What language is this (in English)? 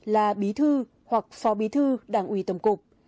Vietnamese